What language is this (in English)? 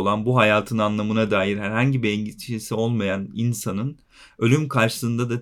Turkish